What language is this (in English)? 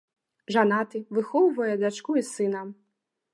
Belarusian